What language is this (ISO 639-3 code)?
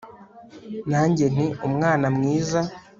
kin